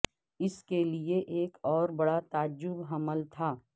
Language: Urdu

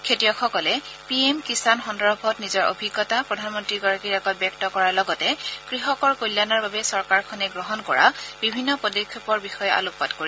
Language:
Assamese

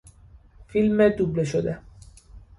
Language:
Persian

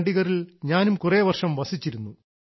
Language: Malayalam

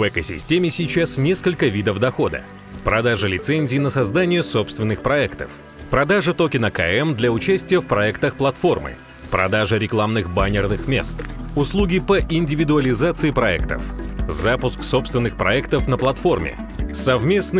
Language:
Russian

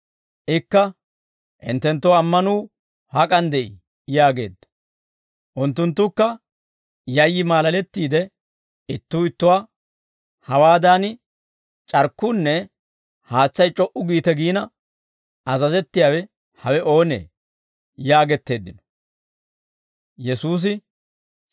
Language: Dawro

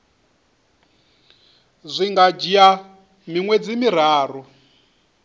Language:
Venda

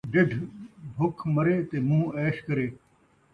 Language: Saraiki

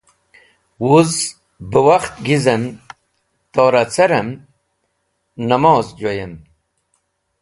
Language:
Wakhi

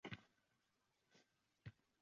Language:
Uzbek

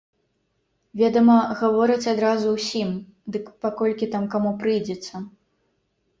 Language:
Belarusian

